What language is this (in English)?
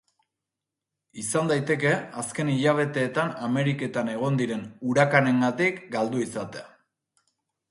Basque